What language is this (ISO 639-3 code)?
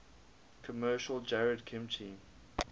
eng